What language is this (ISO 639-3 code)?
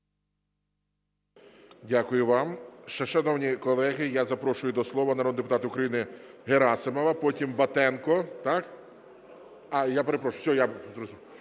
ukr